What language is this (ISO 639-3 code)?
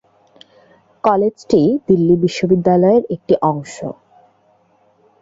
ben